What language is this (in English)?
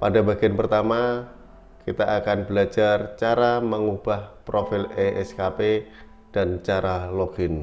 Indonesian